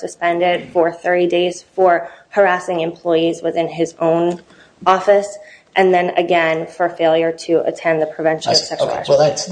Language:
English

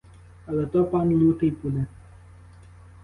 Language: Ukrainian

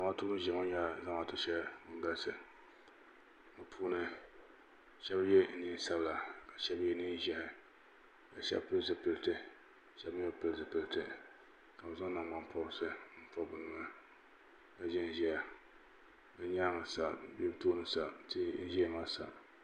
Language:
Dagbani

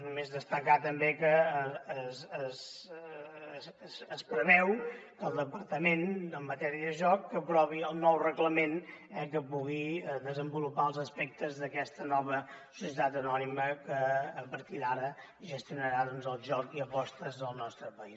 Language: Catalan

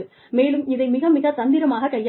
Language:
Tamil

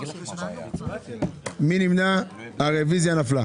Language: Hebrew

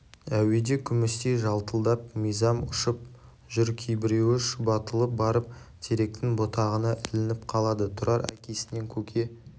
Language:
Kazakh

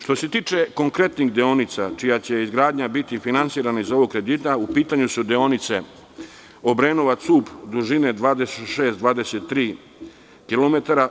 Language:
Serbian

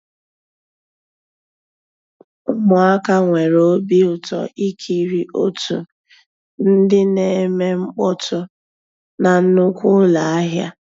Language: Igbo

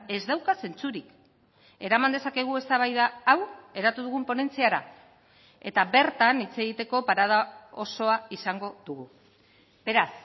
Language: Basque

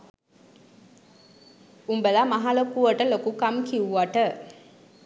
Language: Sinhala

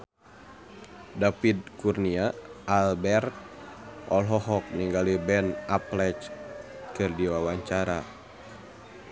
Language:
Sundanese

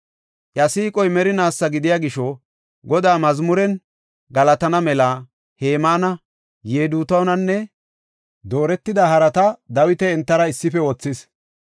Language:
Gofa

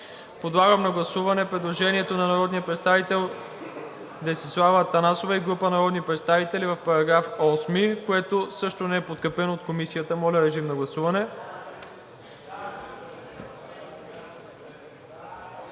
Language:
Bulgarian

